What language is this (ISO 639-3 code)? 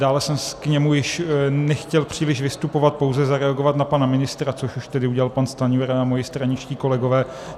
ces